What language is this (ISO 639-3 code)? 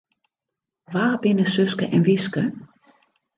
fry